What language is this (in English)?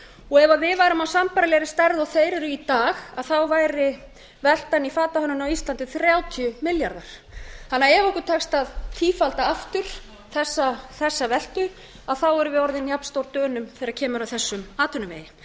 Icelandic